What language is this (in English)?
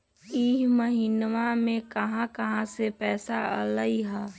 Magahi